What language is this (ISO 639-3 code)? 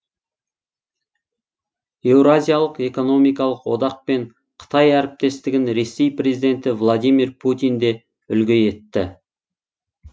kaz